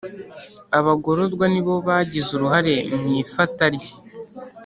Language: Kinyarwanda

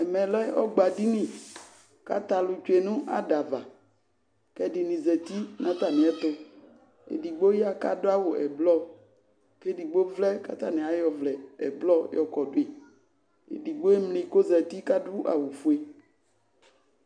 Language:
Ikposo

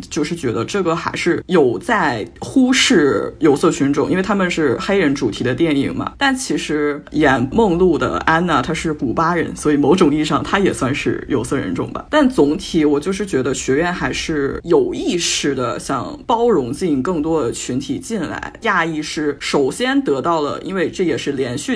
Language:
Chinese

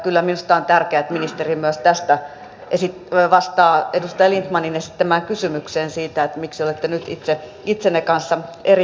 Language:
Finnish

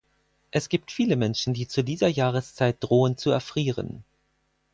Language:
German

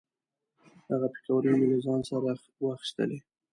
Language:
Pashto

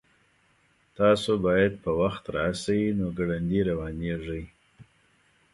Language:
Pashto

